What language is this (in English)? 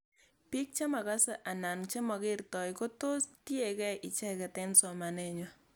Kalenjin